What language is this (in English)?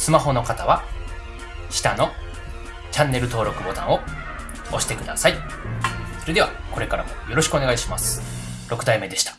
Japanese